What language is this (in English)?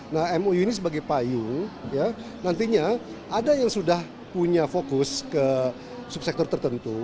Indonesian